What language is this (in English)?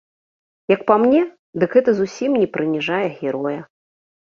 Belarusian